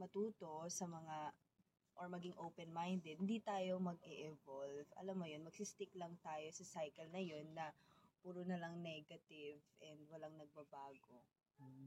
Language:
Filipino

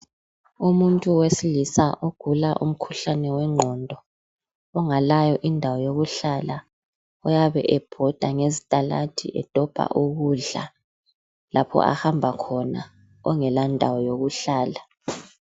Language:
North Ndebele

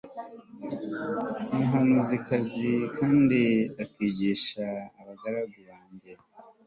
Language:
Kinyarwanda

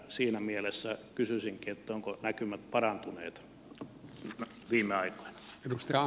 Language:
Finnish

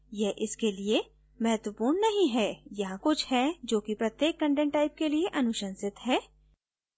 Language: Hindi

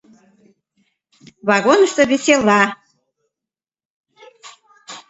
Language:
Mari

